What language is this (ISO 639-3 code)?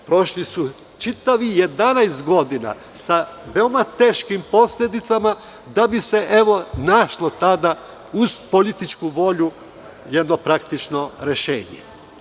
srp